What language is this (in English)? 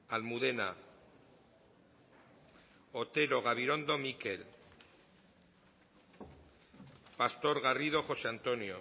Basque